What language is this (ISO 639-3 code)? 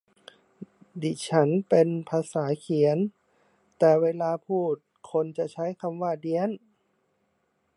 tha